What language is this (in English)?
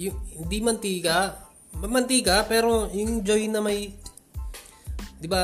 Filipino